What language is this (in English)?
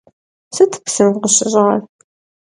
Kabardian